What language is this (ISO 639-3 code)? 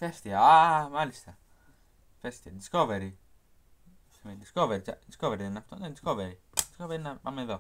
ell